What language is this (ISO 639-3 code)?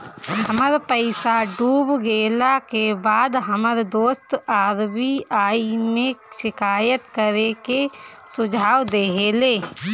bho